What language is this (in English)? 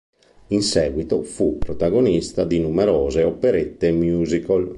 Italian